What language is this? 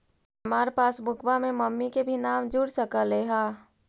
Magahi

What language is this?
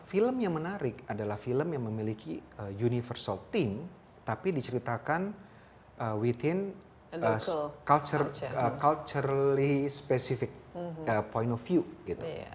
Indonesian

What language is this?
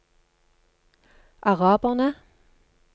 Norwegian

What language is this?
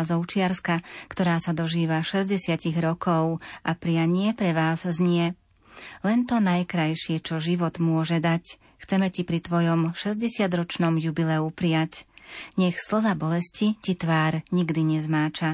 Slovak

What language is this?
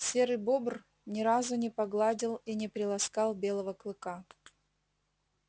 Russian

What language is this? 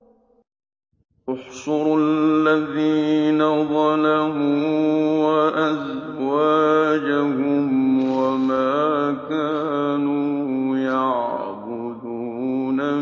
Arabic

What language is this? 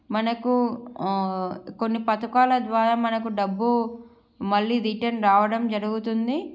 Telugu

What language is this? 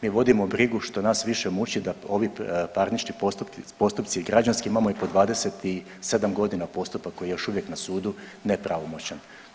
Croatian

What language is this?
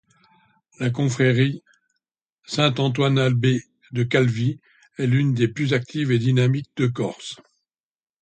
French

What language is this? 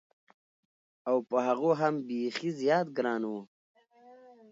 Pashto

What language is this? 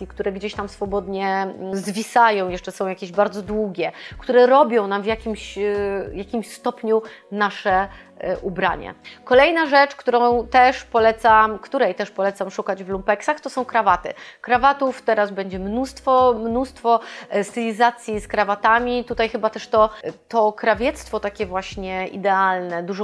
Polish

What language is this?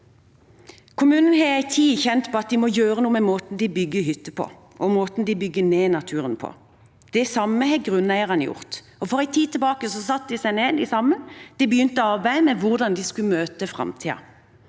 Norwegian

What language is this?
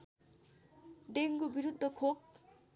Nepali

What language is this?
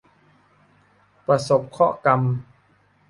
Thai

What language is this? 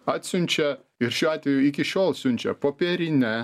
Lithuanian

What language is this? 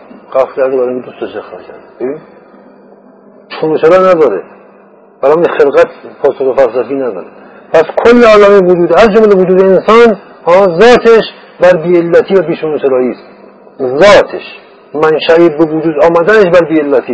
Persian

